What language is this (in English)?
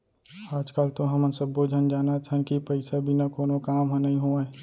Chhattisgarhi